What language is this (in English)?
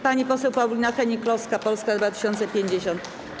Polish